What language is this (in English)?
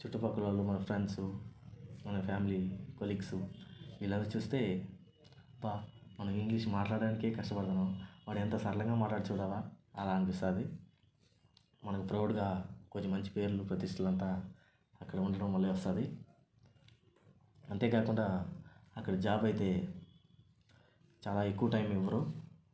Telugu